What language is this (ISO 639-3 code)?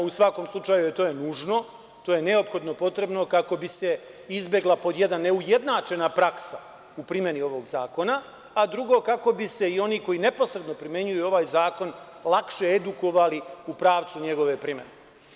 srp